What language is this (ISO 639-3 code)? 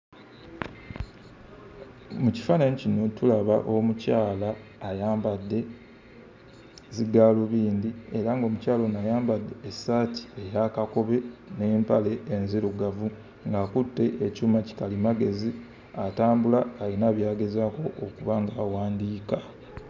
lug